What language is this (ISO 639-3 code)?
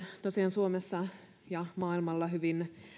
fin